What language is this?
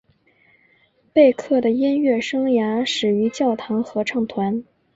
Chinese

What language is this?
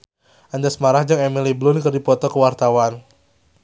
Sundanese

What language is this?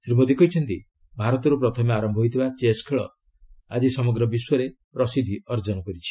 Odia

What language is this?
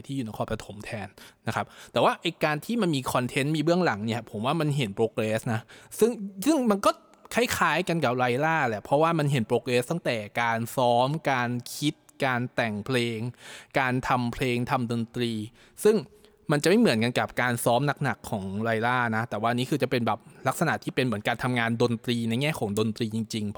Thai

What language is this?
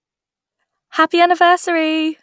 English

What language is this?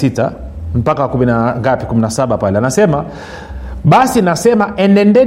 Swahili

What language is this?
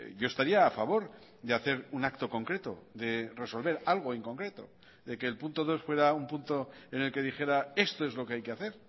Spanish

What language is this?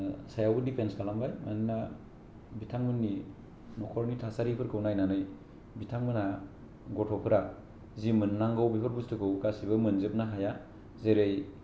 Bodo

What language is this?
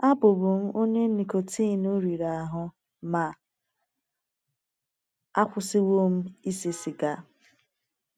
Igbo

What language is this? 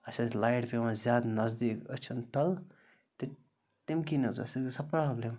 Kashmiri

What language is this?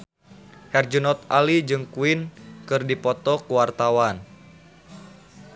Sundanese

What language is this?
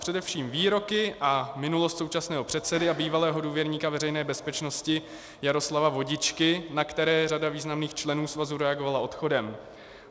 Czech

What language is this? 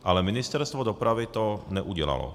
Czech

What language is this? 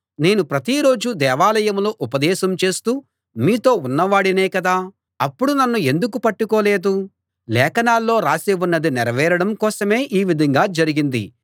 Telugu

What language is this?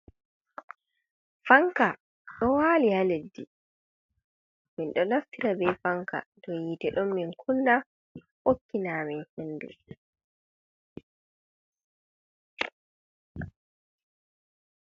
Fula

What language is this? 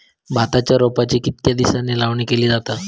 Marathi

